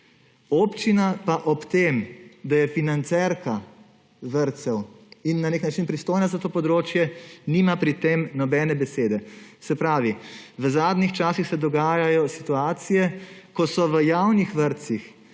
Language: Slovenian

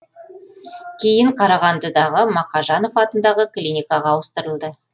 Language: Kazakh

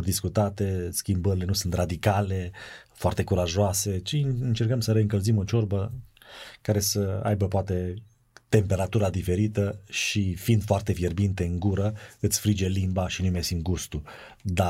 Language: Romanian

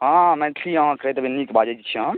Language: Maithili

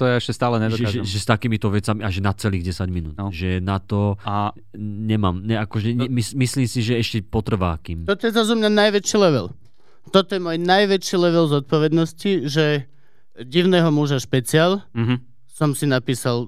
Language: Slovak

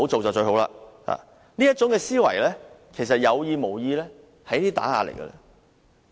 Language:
Cantonese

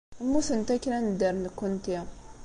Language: Kabyle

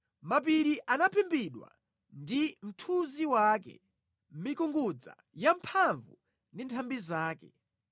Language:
Nyanja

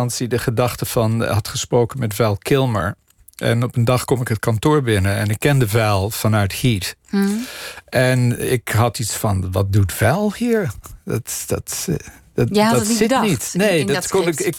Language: Dutch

